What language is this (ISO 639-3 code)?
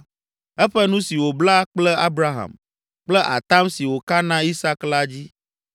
ewe